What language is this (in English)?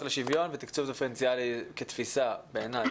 Hebrew